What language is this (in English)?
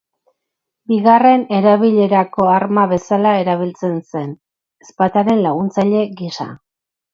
Basque